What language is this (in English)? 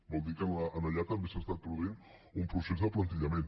Catalan